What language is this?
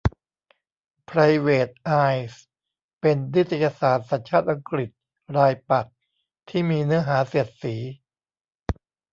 Thai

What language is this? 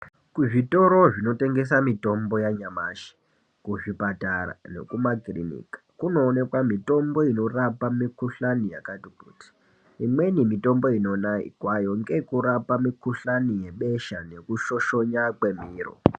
Ndau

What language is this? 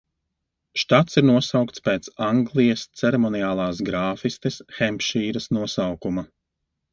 Latvian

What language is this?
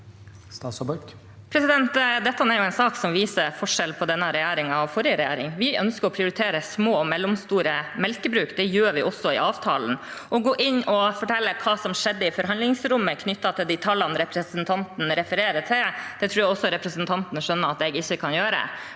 Norwegian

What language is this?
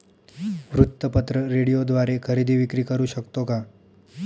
Marathi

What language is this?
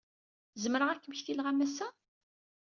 Kabyle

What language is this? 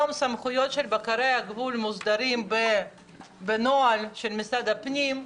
Hebrew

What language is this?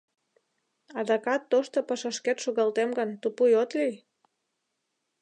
Mari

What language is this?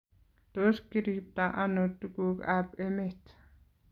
Kalenjin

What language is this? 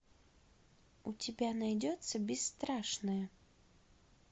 Russian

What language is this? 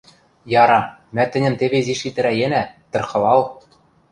Western Mari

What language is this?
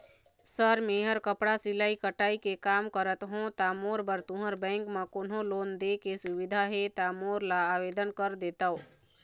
Chhattisgarhi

